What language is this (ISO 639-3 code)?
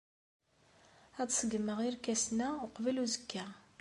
kab